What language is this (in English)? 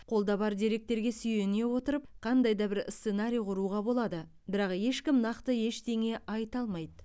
Kazakh